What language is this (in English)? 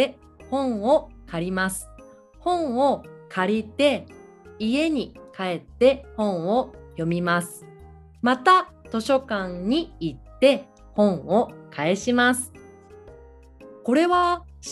Japanese